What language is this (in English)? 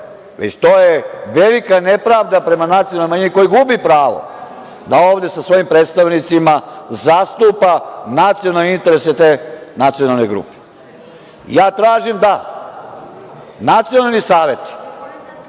Serbian